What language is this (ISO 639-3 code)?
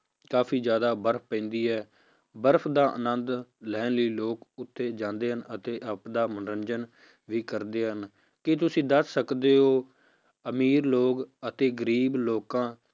pan